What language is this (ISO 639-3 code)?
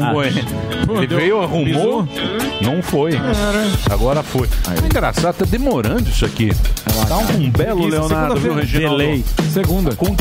por